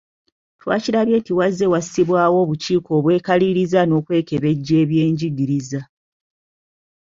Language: Ganda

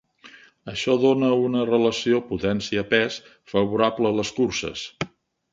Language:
Catalan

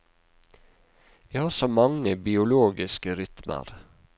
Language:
Norwegian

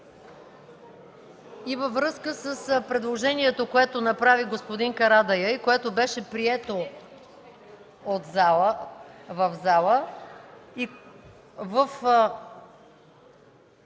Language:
Bulgarian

